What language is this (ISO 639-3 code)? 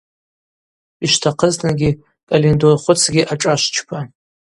abq